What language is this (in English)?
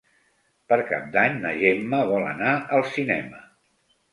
Catalan